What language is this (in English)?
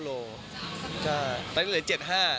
Thai